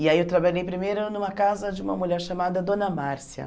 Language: Portuguese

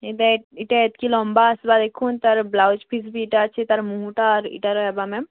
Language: Odia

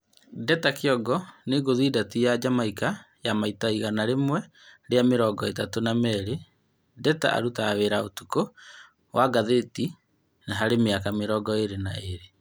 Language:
Kikuyu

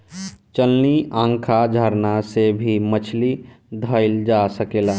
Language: Bhojpuri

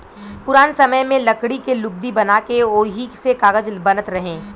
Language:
Bhojpuri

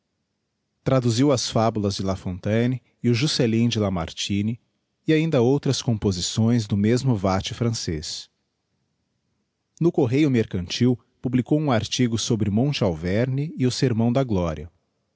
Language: Portuguese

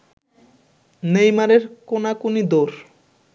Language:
Bangla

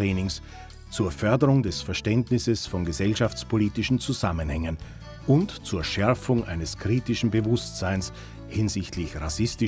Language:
German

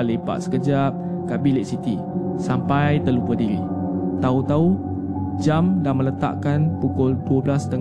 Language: Malay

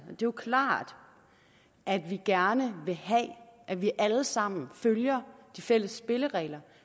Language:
Danish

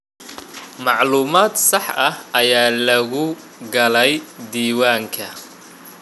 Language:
Somali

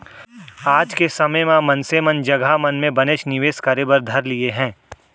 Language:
Chhattisgarhi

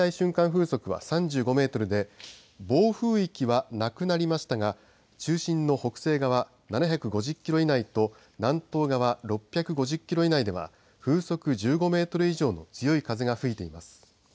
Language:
Japanese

